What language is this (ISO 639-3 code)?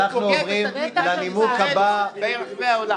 heb